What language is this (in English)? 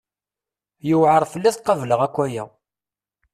Kabyle